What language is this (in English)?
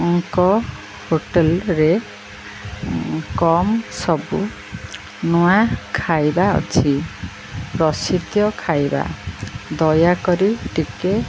Odia